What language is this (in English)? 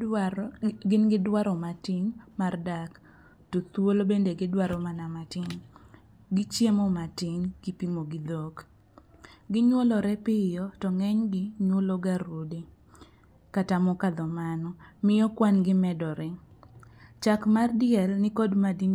Luo (Kenya and Tanzania)